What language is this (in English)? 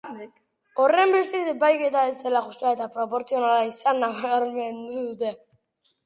Basque